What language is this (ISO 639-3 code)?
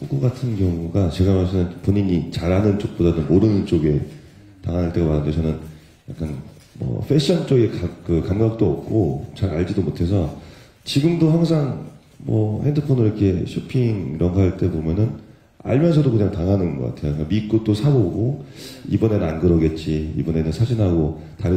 kor